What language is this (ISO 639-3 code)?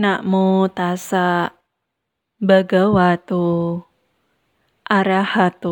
ind